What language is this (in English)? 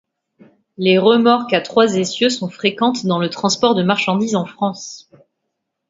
French